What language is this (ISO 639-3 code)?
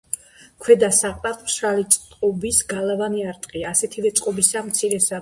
kat